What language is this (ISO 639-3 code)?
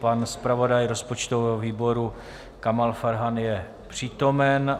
ces